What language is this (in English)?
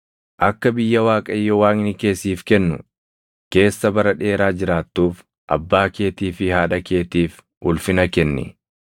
Oromo